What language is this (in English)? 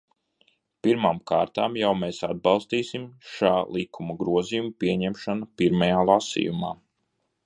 Latvian